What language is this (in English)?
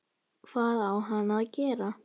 Icelandic